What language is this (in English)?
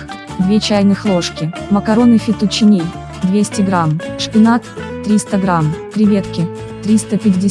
Russian